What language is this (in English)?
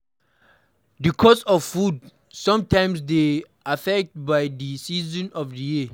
Nigerian Pidgin